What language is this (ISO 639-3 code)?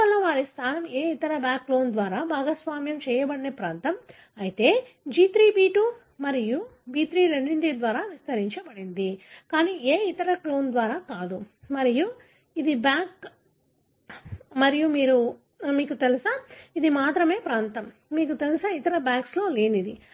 tel